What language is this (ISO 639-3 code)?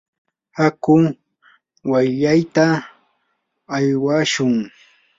qur